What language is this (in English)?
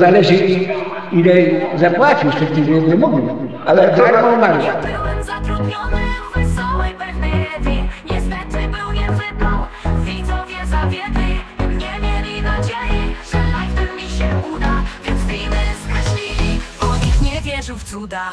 Polish